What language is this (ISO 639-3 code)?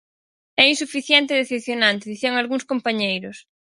glg